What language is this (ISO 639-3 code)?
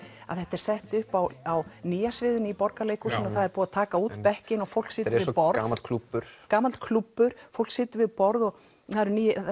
isl